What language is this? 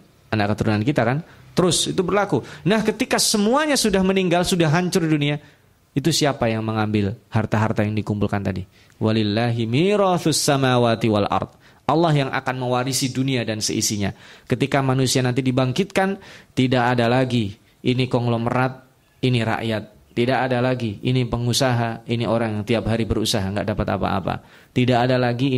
Indonesian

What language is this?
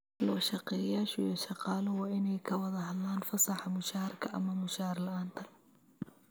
Somali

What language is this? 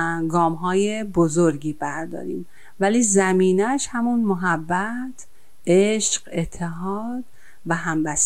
Persian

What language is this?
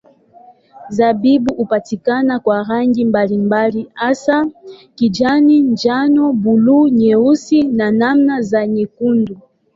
Swahili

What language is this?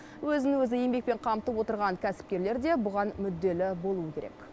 Kazakh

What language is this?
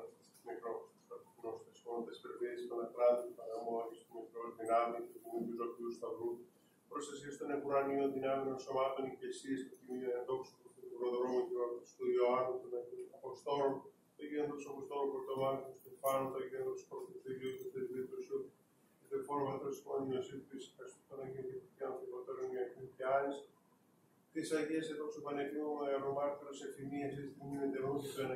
Greek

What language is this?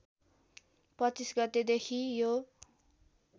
Nepali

